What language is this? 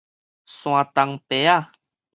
Min Nan Chinese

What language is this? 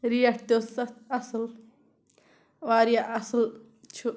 Kashmiri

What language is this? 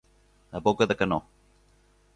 Catalan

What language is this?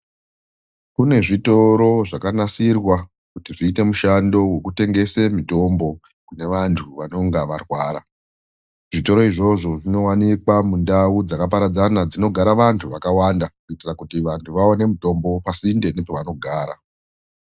Ndau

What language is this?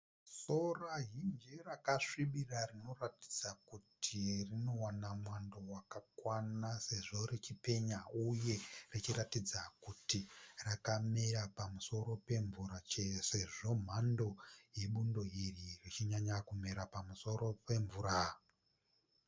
Shona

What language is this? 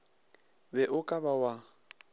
Northern Sotho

